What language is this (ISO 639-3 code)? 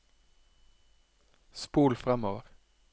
nor